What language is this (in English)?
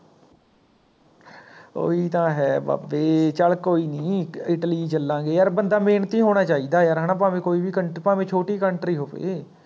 Punjabi